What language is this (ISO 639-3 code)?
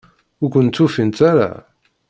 kab